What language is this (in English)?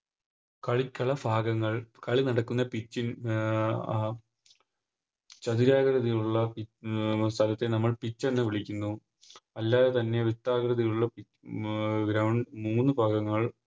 Malayalam